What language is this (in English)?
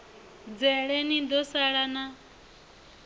Venda